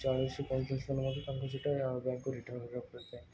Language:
Odia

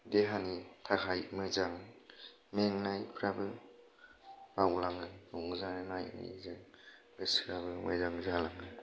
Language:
Bodo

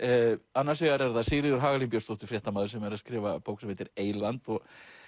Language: Icelandic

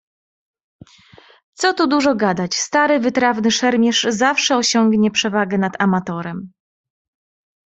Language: Polish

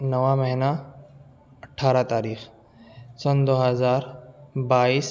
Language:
Urdu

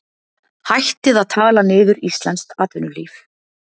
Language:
Icelandic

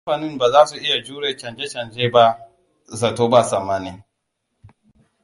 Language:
Hausa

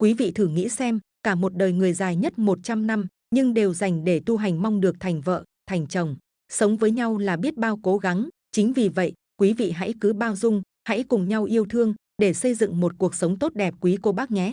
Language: Vietnamese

